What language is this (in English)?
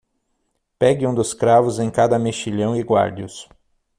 Portuguese